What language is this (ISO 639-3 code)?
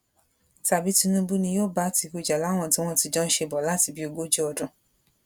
yor